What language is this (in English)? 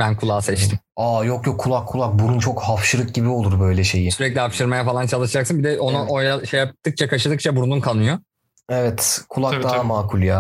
Turkish